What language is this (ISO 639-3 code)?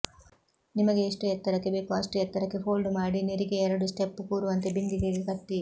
kan